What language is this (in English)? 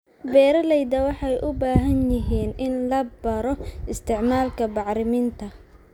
Somali